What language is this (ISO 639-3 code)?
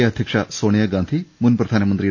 mal